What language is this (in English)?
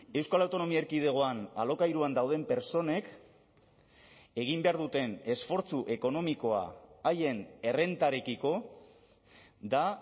Basque